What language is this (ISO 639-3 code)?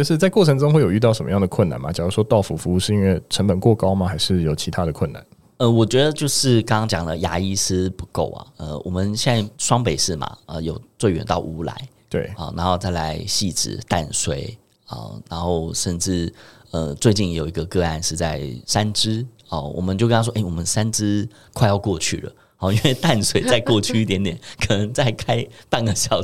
zho